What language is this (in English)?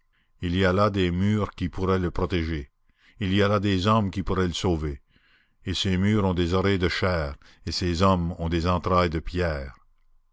French